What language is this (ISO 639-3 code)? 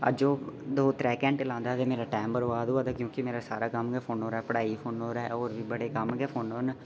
doi